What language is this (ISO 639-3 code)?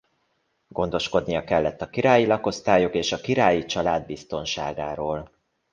hun